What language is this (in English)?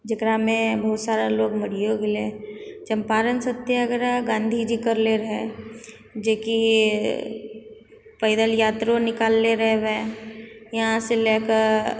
Maithili